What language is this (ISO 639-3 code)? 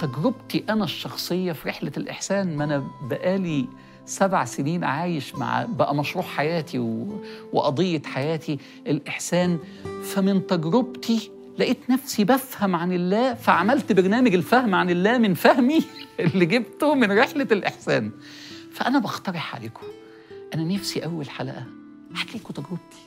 ara